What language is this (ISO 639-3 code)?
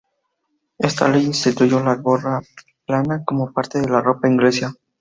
spa